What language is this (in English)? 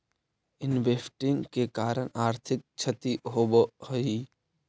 Magahi